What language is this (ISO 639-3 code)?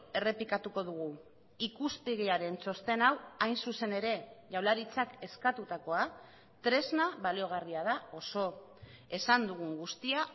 eus